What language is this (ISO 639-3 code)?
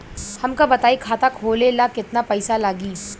bho